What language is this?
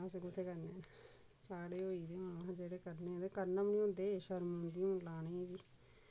Dogri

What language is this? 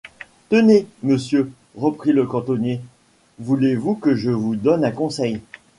French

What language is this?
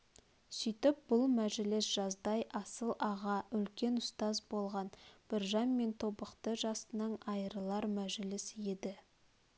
Kazakh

